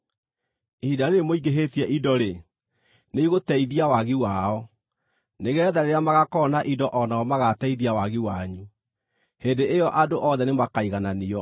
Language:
Kikuyu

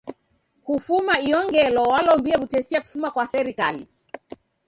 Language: Taita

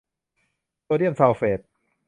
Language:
Thai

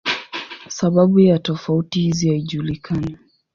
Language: Swahili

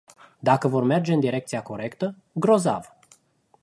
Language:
Romanian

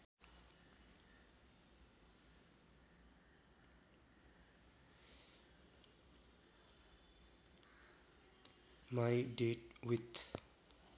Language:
Nepali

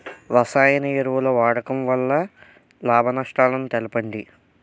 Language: Telugu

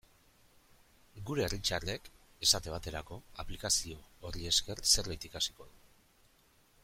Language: Basque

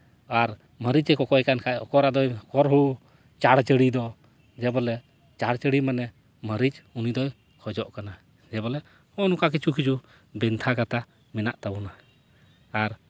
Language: Santali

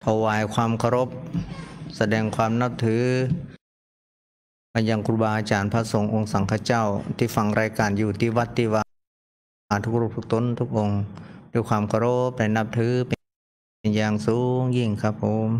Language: Thai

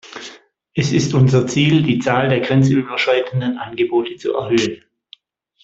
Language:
German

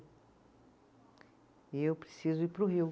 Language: Portuguese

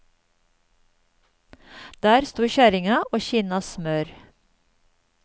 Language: Norwegian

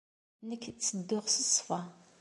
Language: Kabyle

